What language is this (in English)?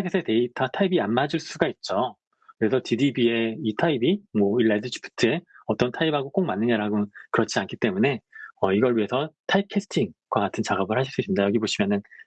Korean